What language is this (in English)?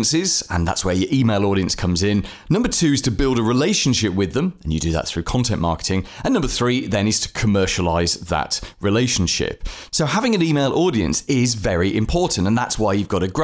English